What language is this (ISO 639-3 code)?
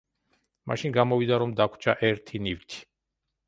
kat